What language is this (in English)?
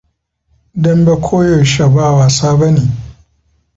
Hausa